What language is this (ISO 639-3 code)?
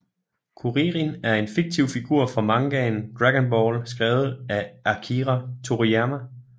dan